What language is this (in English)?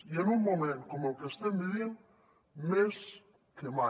Catalan